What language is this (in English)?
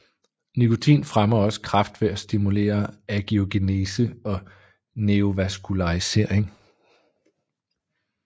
Danish